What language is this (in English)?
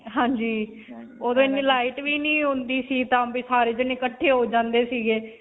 Punjabi